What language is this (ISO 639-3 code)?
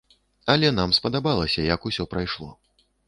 bel